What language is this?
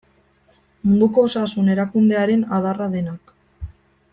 Basque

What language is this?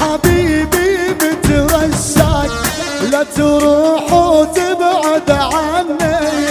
Arabic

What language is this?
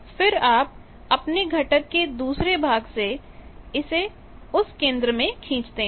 Hindi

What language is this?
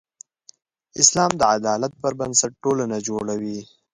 Pashto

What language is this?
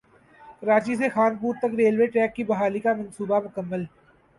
Urdu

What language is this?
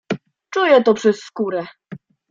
Polish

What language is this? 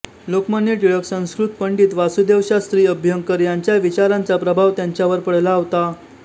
Marathi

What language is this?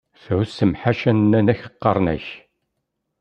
Kabyle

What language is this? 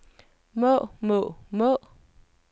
Danish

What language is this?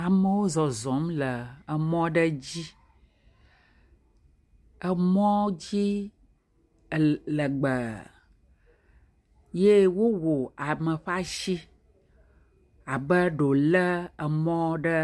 Ewe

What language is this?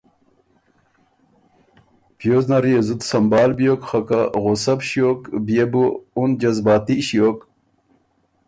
Ormuri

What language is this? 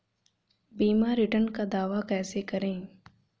Hindi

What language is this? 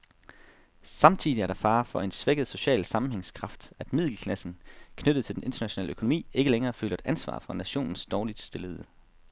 Danish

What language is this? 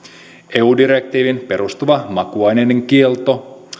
Finnish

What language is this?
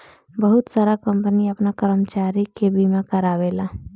Bhojpuri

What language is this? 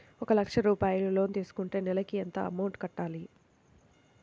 Telugu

